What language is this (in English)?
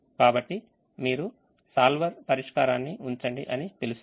Telugu